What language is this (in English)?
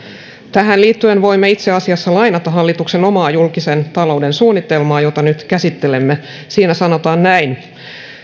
Finnish